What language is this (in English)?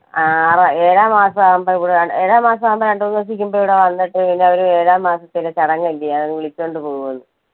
Malayalam